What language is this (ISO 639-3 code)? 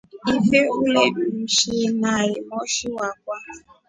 rof